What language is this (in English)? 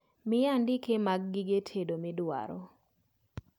Luo (Kenya and Tanzania)